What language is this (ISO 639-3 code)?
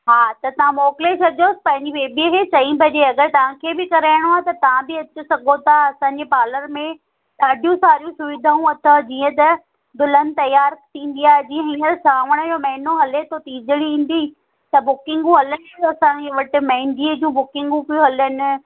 snd